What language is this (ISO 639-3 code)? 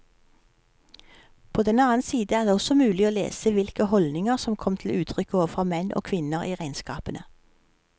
nor